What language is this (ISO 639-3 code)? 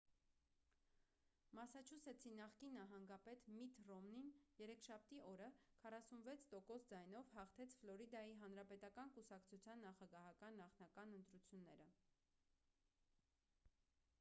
hye